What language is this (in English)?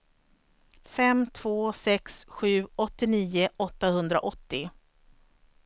Swedish